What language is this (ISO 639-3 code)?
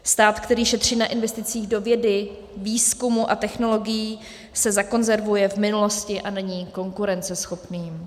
ces